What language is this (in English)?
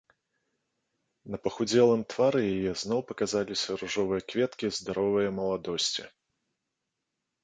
Belarusian